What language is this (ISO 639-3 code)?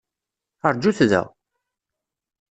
kab